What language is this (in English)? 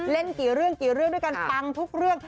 Thai